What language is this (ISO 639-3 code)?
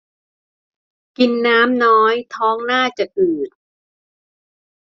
tha